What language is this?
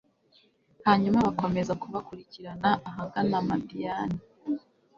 Kinyarwanda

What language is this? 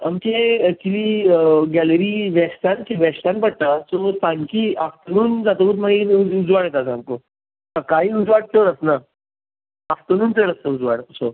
Konkani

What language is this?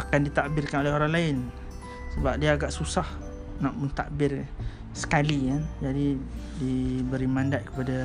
Malay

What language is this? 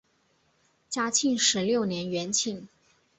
Chinese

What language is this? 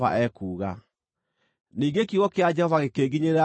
Kikuyu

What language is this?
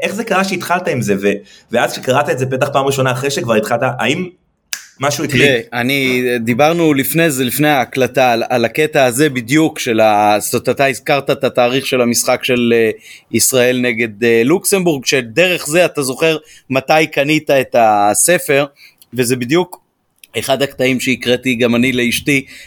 Hebrew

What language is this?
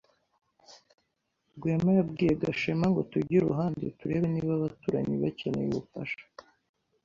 Kinyarwanda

